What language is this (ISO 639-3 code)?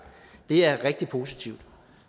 dan